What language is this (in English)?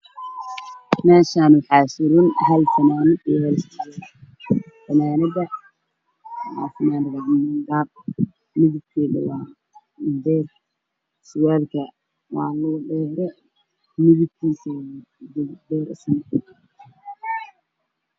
Somali